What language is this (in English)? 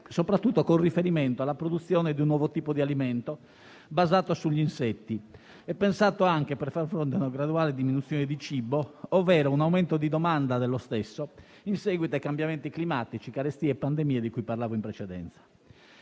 Italian